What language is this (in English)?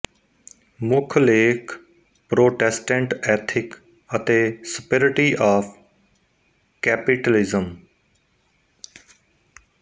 Punjabi